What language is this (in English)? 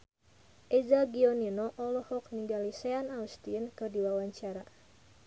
Sundanese